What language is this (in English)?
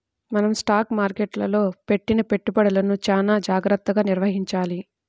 Telugu